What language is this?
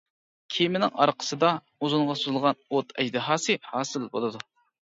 Uyghur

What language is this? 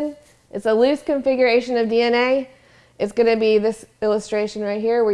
English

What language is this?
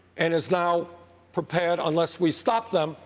English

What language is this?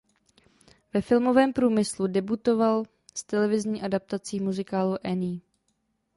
Czech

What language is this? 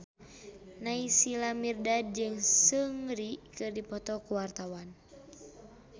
Sundanese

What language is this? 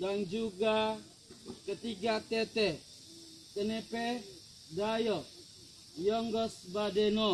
Indonesian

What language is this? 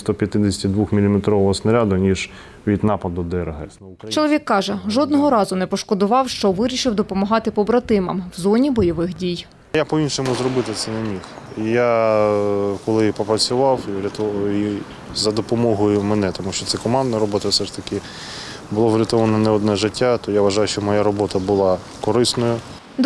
Ukrainian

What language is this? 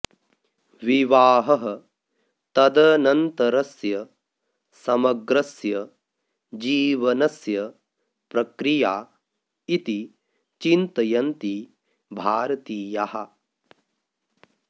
Sanskrit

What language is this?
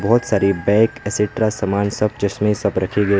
Hindi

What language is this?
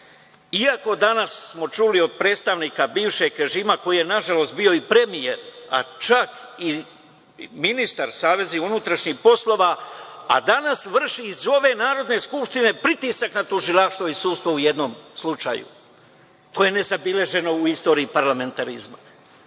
Serbian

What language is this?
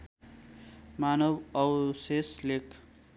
Nepali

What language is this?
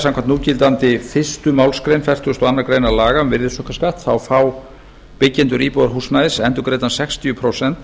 Icelandic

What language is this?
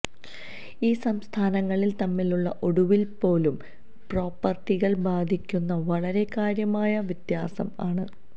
Malayalam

